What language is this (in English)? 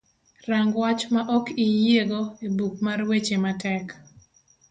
Luo (Kenya and Tanzania)